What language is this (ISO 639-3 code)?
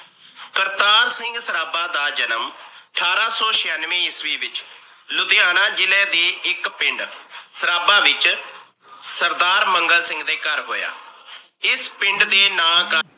pan